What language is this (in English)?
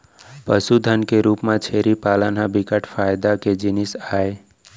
Chhattisgarhi